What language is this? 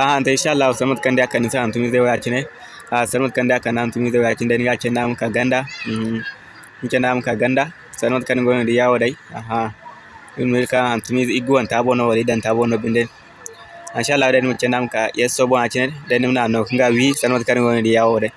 Indonesian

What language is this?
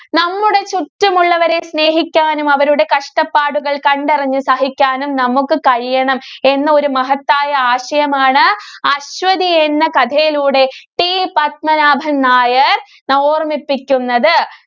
Malayalam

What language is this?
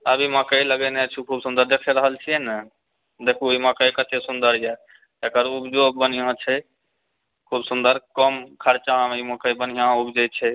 Maithili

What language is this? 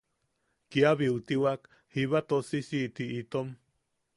Yaqui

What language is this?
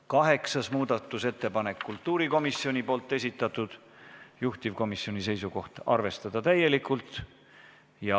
Estonian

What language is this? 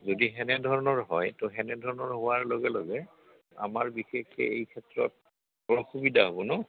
Assamese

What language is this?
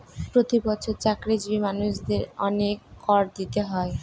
Bangla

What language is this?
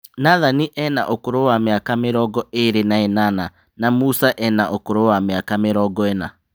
Kikuyu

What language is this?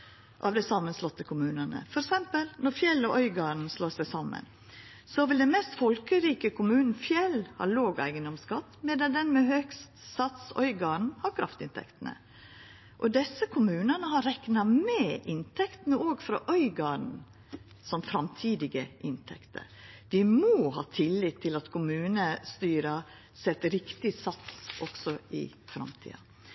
Norwegian Nynorsk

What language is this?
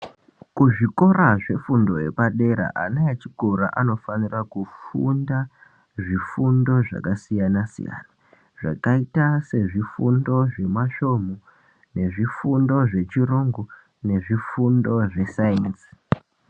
Ndau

